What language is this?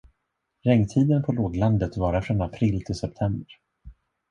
Swedish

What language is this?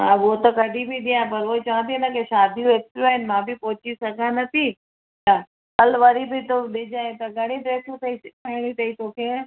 Sindhi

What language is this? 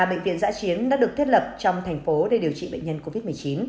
Vietnamese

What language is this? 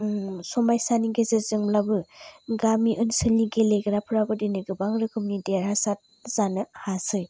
Bodo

